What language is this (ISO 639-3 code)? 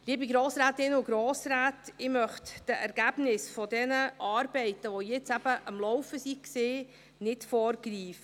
gsw